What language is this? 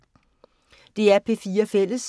Danish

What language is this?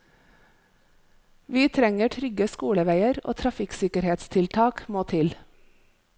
Norwegian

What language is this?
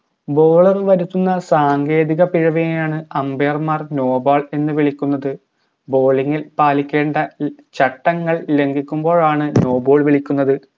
Malayalam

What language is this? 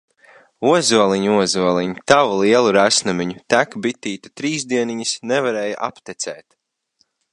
Latvian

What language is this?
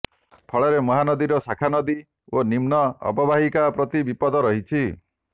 Odia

